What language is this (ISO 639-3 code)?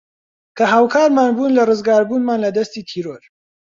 ckb